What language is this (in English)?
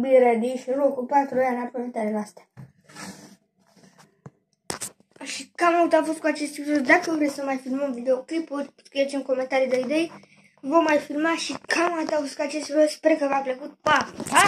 Romanian